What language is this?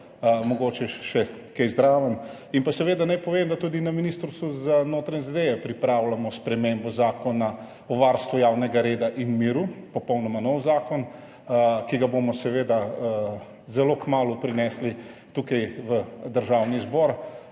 Slovenian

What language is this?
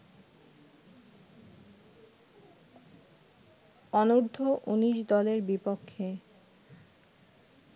Bangla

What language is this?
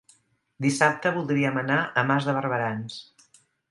Catalan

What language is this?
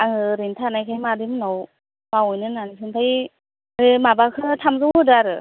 Bodo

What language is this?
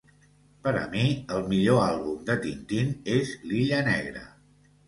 Catalan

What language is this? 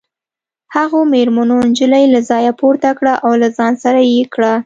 Pashto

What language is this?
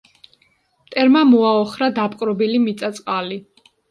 Georgian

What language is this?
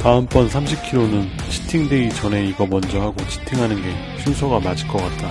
Korean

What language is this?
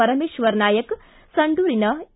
Kannada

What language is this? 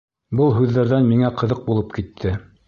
Bashkir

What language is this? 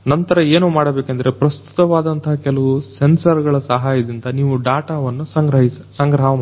Kannada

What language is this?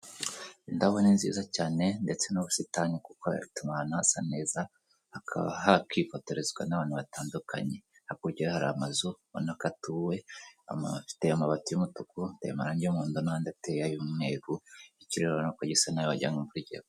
Kinyarwanda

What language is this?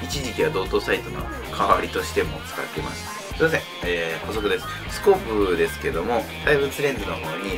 Japanese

